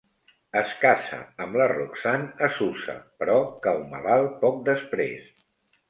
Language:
Catalan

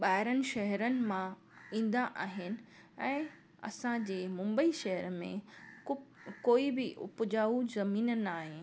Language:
Sindhi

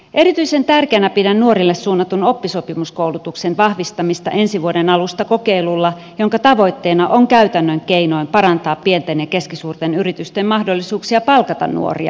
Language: Finnish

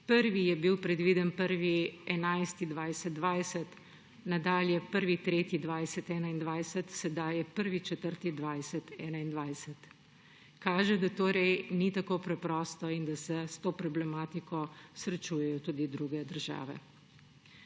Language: Slovenian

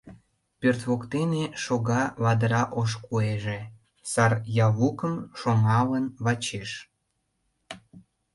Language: Mari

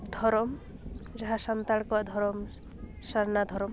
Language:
Santali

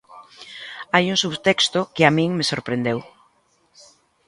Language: Galician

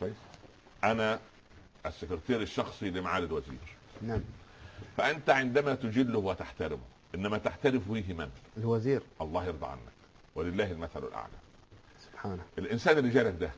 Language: Arabic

